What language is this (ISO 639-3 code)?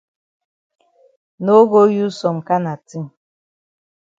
wes